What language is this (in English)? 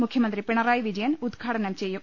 Malayalam